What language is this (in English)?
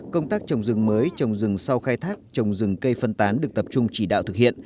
Vietnamese